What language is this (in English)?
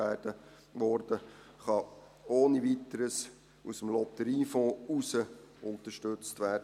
Swiss German